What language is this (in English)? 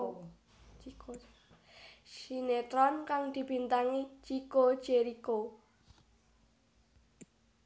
Javanese